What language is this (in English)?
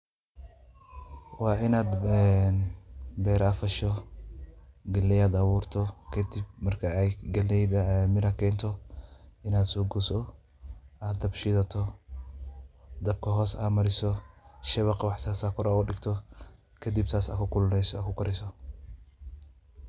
Somali